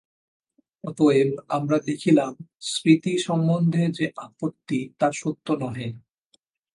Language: Bangla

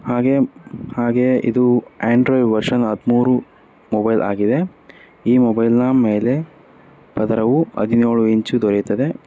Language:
Kannada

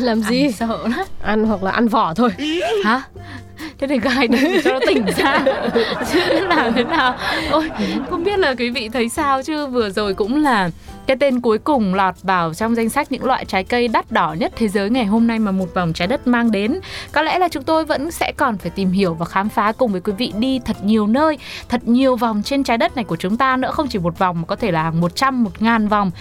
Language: Vietnamese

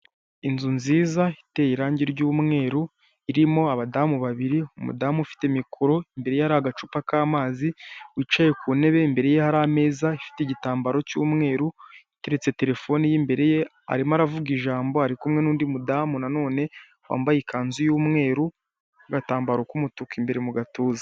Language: Kinyarwanda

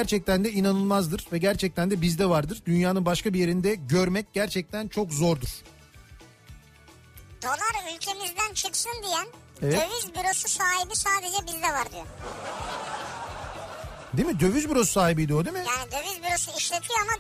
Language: Turkish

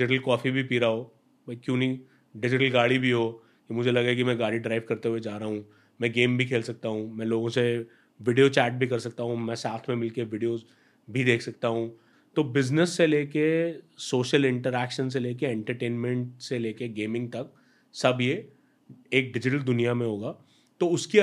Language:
Hindi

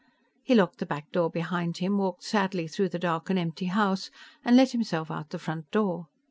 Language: English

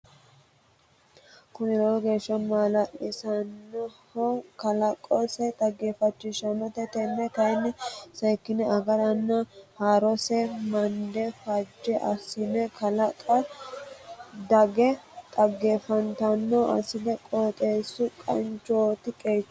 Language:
Sidamo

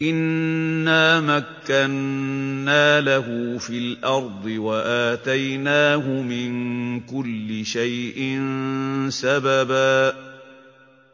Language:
Arabic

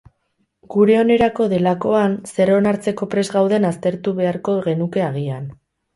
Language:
Basque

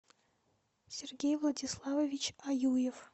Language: Russian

